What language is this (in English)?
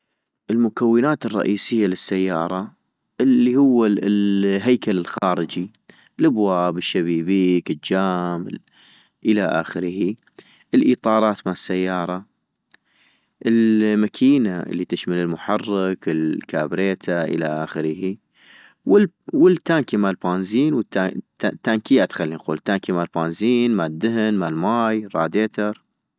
North Mesopotamian Arabic